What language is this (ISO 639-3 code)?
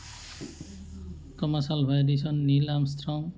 asm